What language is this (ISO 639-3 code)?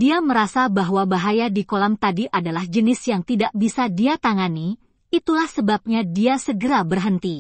ind